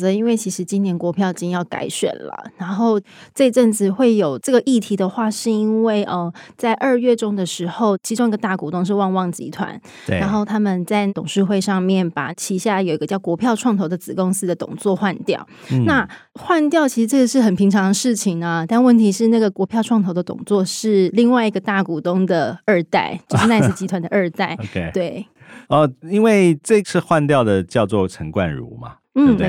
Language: Chinese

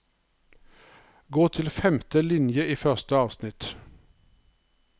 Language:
Norwegian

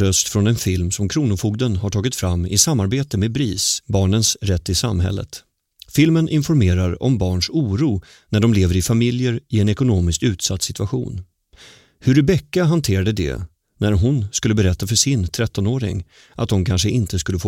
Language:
Swedish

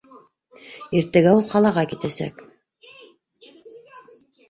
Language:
Bashkir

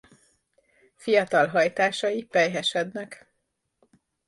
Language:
Hungarian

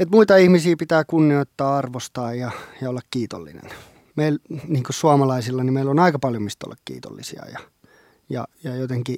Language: Finnish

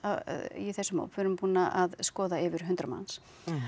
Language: Icelandic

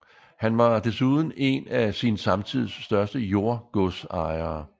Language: Danish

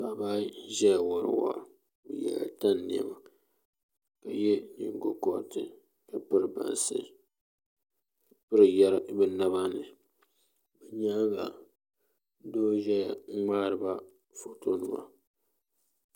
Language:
Dagbani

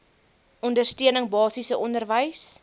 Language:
Afrikaans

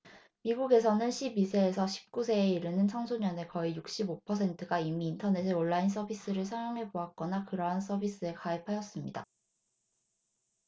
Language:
Korean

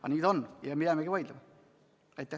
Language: Estonian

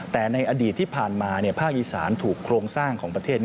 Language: Thai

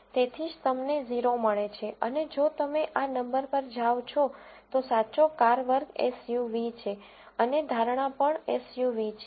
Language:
Gujarati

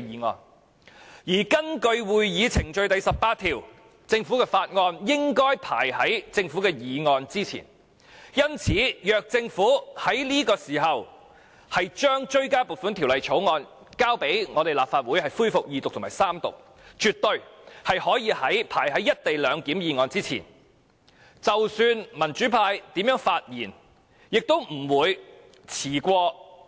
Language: Cantonese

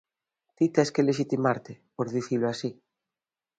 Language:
Galician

